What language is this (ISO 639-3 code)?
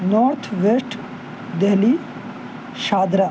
urd